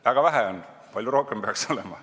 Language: Estonian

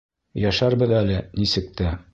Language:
Bashkir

